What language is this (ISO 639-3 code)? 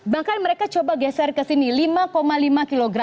ind